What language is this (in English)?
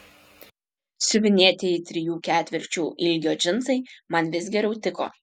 Lithuanian